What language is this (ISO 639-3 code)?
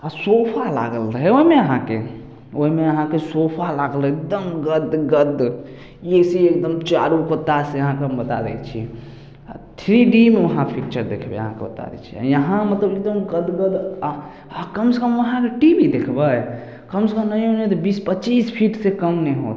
mai